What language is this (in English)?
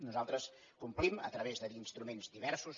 Catalan